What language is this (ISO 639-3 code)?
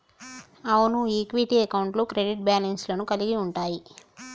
tel